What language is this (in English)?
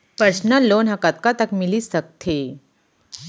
Chhattisgarhi